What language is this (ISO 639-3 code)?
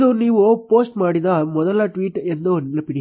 kan